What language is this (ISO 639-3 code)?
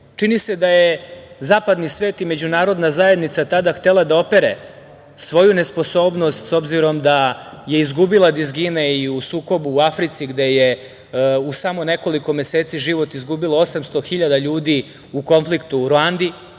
srp